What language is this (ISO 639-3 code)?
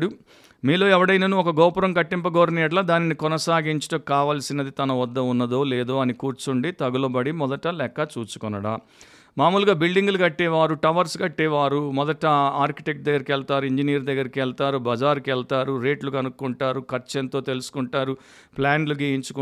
tel